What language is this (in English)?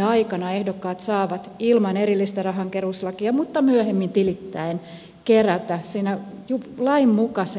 Finnish